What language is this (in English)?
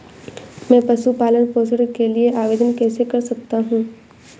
Hindi